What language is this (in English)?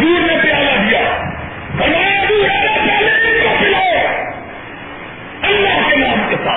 Urdu